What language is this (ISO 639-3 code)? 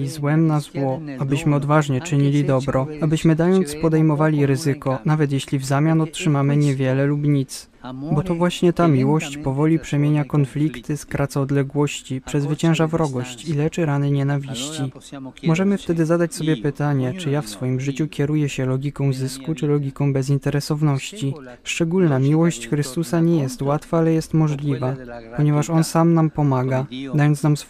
pol